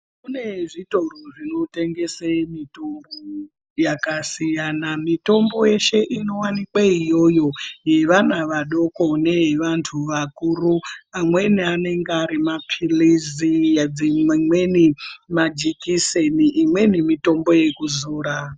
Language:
Ndau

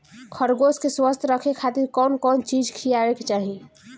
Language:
Bhojpuri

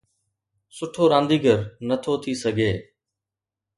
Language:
Sindhi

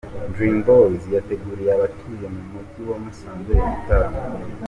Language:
Kinyarwanda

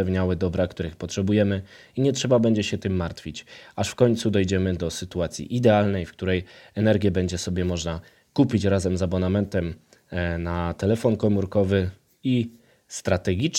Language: Polish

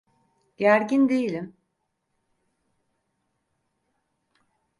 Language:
Turkish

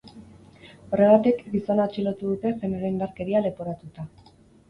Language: Basque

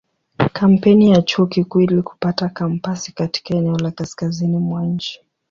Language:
Swahili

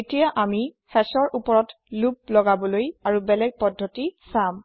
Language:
Assamese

